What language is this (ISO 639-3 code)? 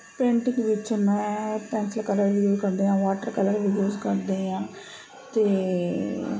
pan